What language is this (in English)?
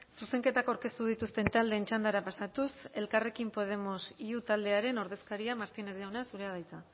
Basque